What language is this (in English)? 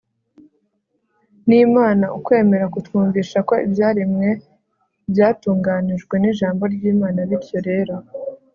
Kinyarwanda